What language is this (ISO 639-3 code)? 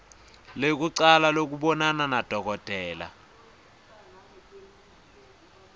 ssw